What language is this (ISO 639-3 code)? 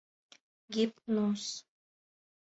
chm